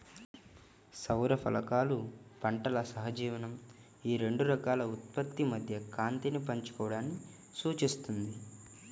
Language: Telugu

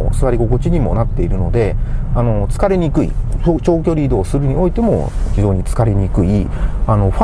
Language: Japanese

